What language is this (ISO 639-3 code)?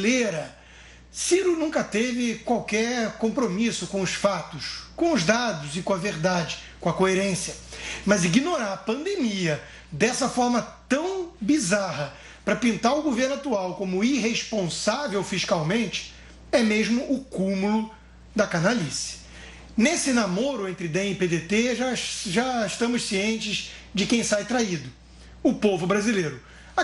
por